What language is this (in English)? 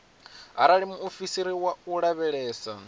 Venda